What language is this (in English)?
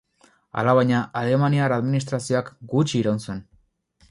Basque